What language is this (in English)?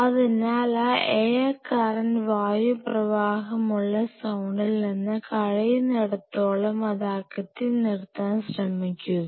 Malayalam